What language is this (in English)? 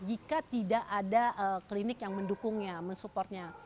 Indonesian